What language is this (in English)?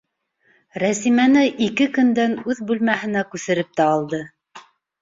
Bashkir